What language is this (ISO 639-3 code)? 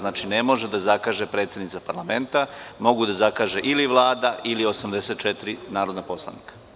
srp